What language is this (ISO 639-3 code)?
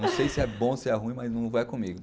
por